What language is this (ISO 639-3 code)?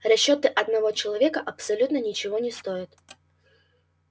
rus